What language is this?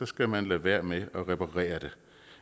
Danish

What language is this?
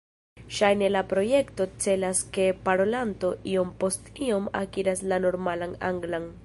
Esperanto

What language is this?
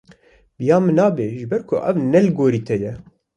Kurdish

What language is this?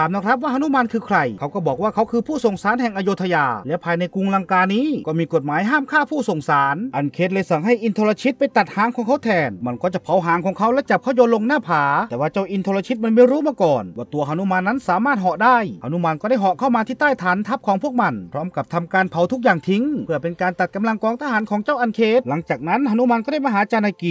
Thai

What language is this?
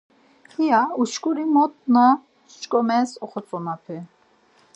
Laz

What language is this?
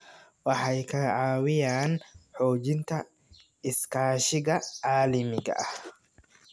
Somali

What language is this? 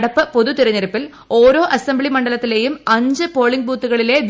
Malayalam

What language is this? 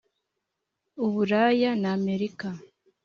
Kinyarwanda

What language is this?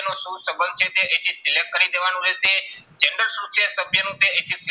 Gujarati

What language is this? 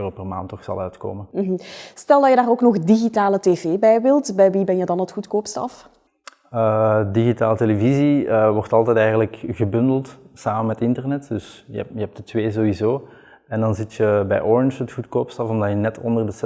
Dutch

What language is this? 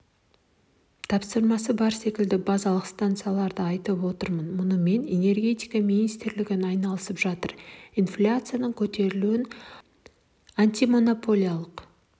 Kazakh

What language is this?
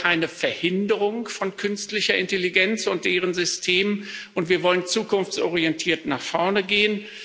German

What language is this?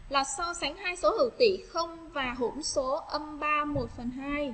Vietnamese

